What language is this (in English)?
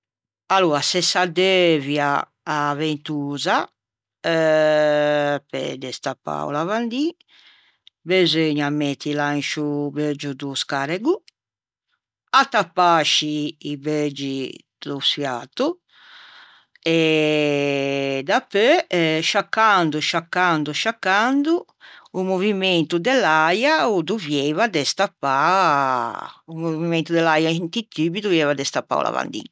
Ligurian